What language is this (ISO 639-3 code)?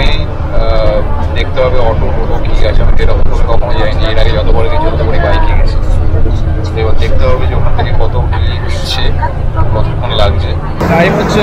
ben